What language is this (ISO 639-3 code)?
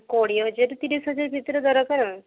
ori